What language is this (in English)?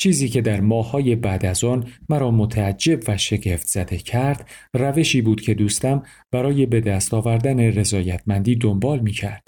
Persian